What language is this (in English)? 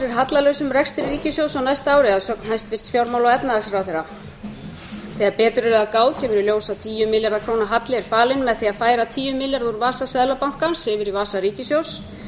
Icelandic